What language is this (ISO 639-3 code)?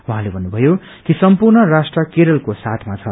nep